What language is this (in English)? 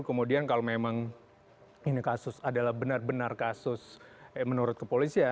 Indonesian